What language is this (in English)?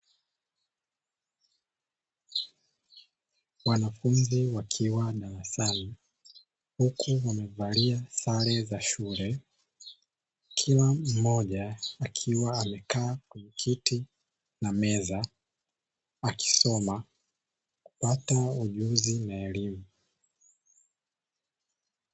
Swahili